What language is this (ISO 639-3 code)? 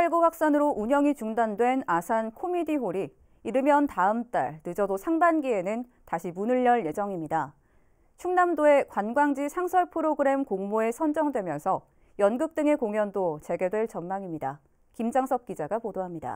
kor